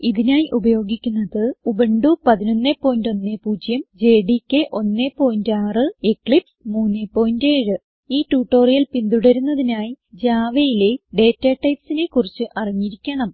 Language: Malayalam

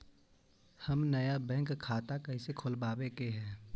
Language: Magahi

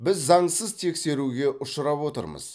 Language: Kazakh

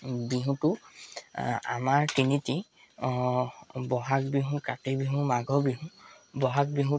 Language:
Assamese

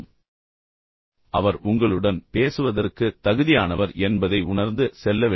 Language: Tamil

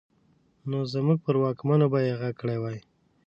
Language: Pashto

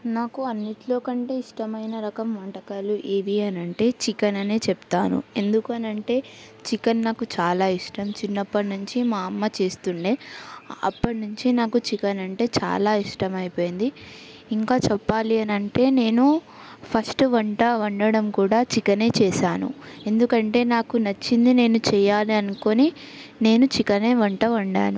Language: Telugu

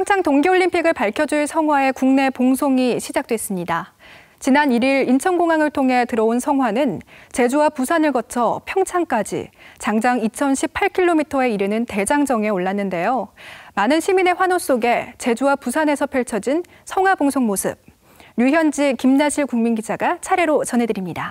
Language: Korean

